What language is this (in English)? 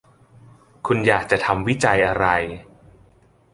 Thai